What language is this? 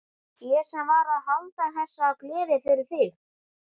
Icelandic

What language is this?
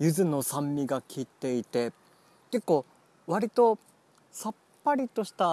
Japanese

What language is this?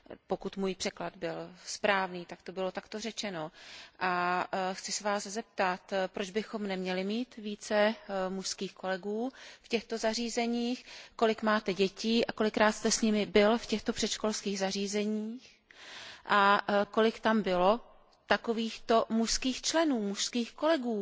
Czech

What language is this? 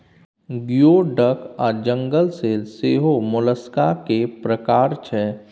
Maithili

